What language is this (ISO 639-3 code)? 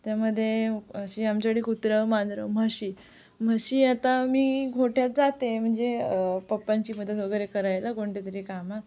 mar